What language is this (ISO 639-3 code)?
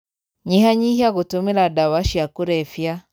kik